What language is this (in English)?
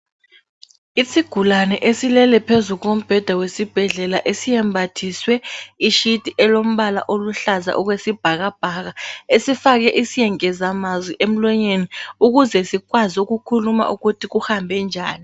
North Ndebele